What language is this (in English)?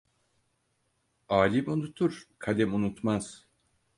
Turkish